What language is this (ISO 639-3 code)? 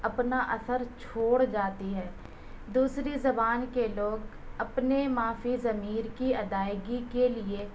urd